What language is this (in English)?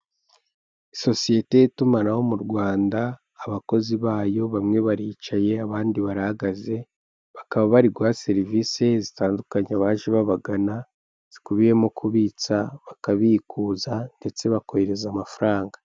Kinyarwanda